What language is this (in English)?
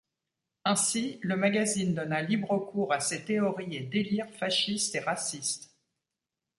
French